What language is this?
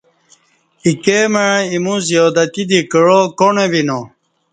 Kati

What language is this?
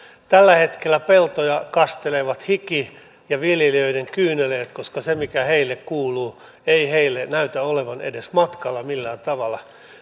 Finnish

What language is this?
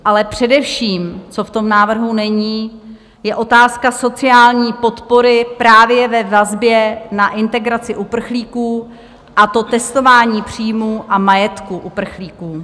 Czech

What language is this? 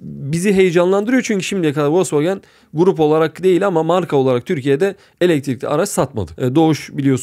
Turkish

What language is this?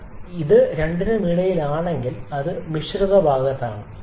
Malayalam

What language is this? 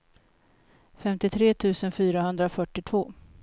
Swedish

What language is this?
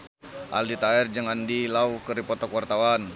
Sundanese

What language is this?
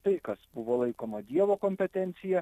Lithuanian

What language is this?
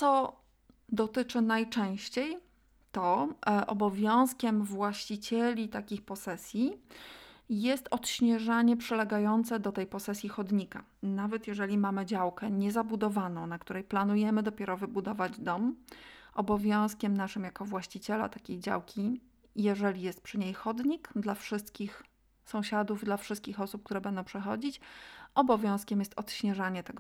Polish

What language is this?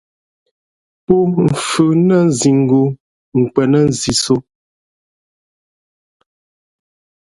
Fe'fe'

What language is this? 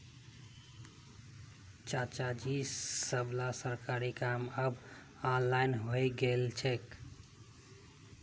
Magahi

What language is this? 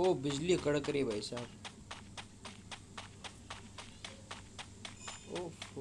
Hindi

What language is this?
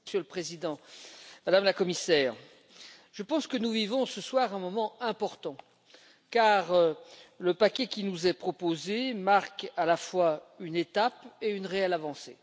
French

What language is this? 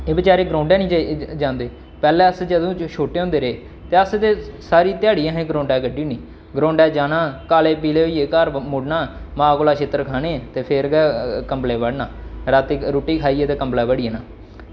Dogri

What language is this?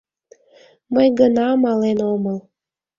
Mari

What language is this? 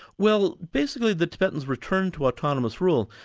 English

